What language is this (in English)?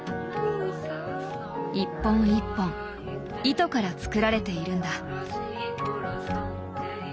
Japanese